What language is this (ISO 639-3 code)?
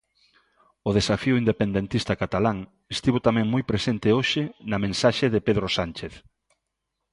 glg